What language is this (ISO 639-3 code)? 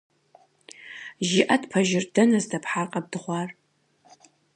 kbd